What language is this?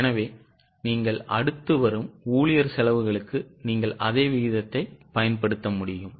Tamil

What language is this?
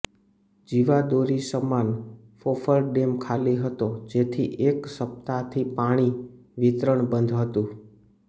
Gujarati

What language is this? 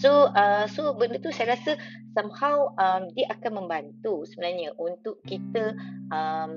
Malay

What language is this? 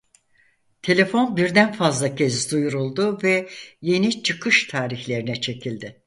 Turkish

